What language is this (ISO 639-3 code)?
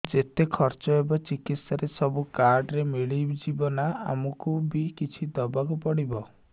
ori